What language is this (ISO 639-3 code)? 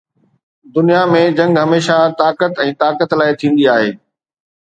snd